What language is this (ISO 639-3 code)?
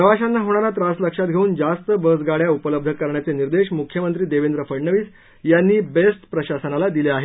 mar